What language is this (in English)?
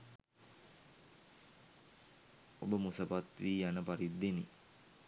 Sinhala